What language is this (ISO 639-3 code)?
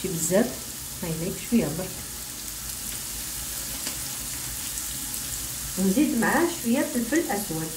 ara